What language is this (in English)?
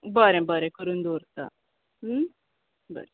Konkani